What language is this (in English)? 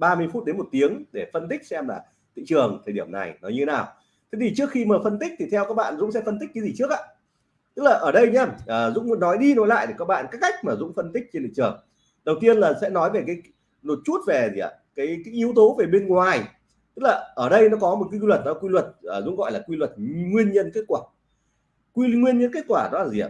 Vietnamese